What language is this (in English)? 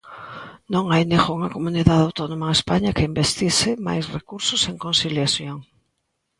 Galician